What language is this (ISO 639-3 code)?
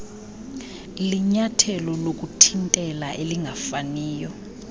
xho